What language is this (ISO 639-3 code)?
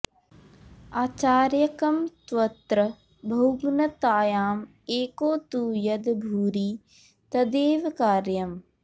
san